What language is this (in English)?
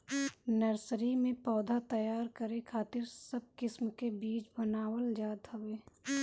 Bhojpuri